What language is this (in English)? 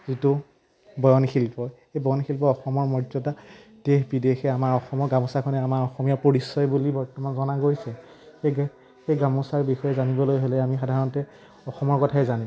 Assamese